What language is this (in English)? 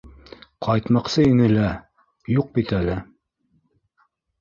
Bashkir